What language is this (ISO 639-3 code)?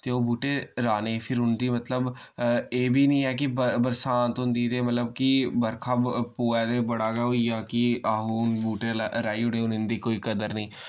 doi